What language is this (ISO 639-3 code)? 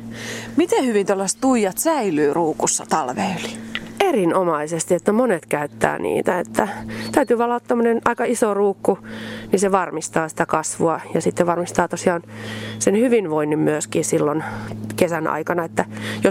fin